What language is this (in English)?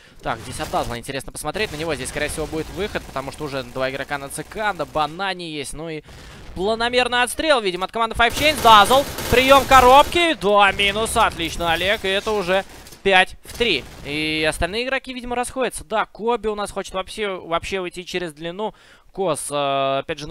Russian